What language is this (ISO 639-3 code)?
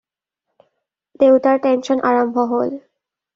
asm